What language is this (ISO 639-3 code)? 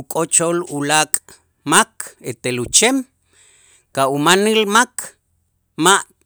itz